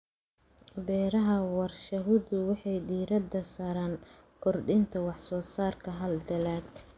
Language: Somali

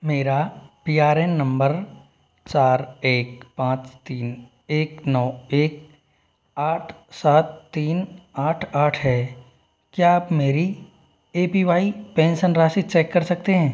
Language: Hindi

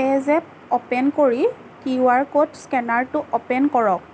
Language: Assamese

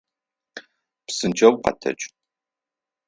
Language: Adyghe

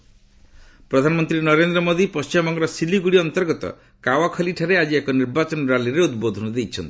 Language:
Odia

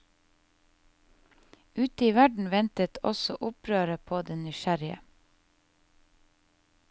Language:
Norwegian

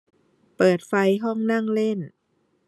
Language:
Thai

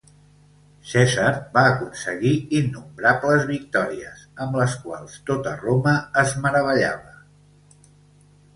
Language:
Catalan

